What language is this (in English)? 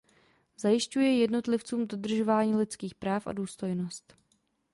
Czech